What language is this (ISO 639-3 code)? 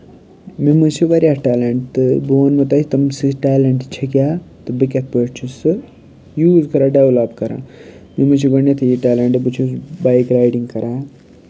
kas